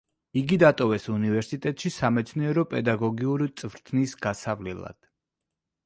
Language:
Georgian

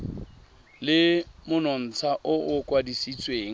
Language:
Tswana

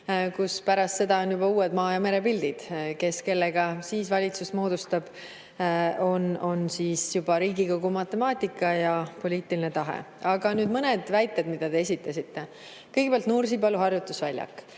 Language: Estonian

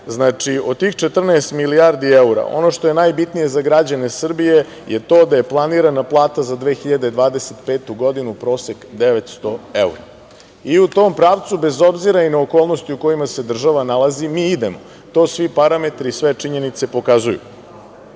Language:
Serbian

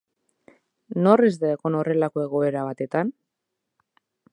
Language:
Basque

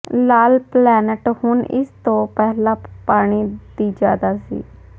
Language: Punjabi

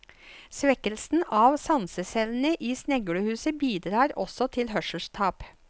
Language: Norwegian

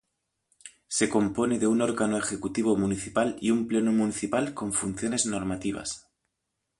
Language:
Spanish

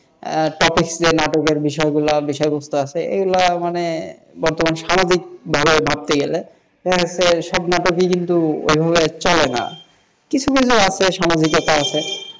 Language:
Bangla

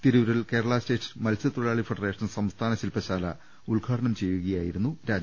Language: Malayalam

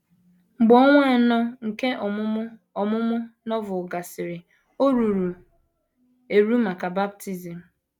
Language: Igbo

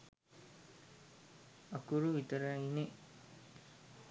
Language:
Sinhala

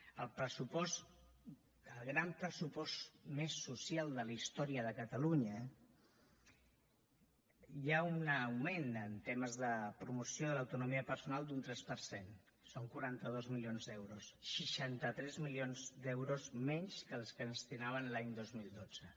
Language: Catalan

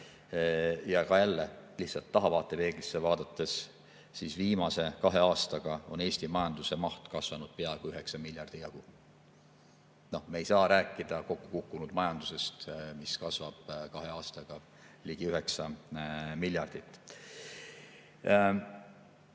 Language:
Estonian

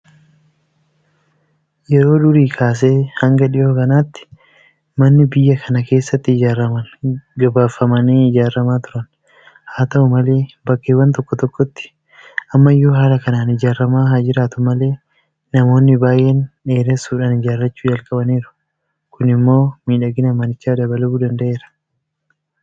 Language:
Oromo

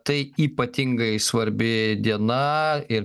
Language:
Lithuanian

